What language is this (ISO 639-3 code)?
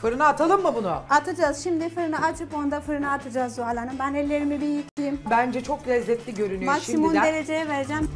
tur